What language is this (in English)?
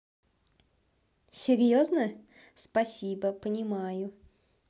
Russian